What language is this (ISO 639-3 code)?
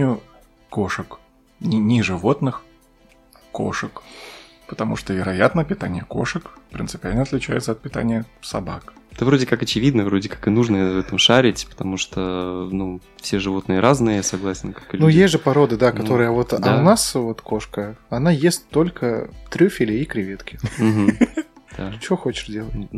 rus